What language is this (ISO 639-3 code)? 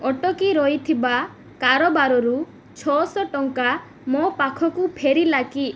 ori